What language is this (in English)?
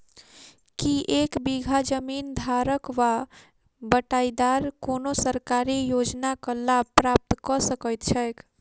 Maithili